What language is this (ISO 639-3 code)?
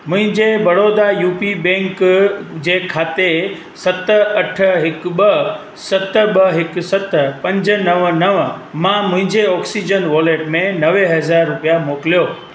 snd